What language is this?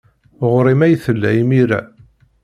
Kabyle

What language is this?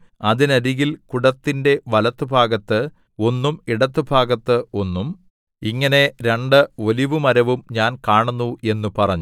Malayalam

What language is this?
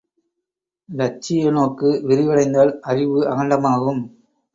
Tamil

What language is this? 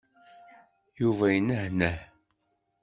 Kabyle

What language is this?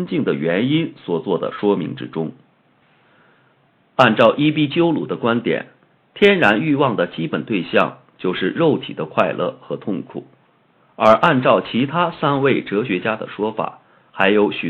Chinese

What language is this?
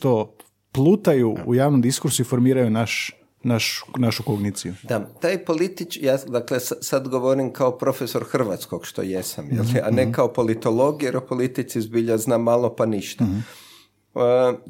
Croatian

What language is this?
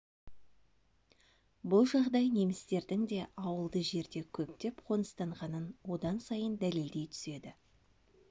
Kazakh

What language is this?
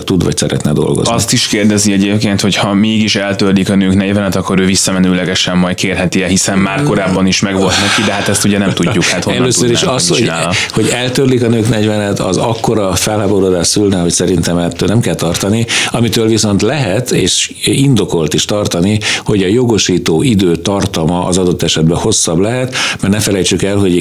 Hungarian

